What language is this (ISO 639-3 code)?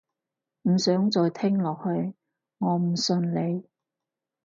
yue